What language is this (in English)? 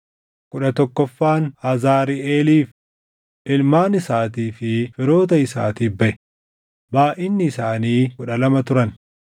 Oromo